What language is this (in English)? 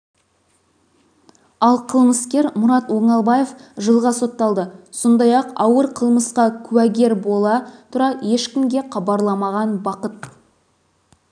Kazakh